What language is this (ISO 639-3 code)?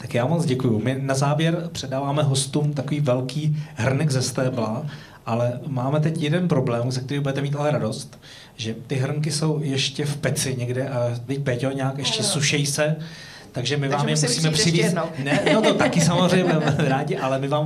ces